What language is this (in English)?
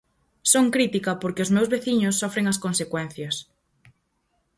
Galician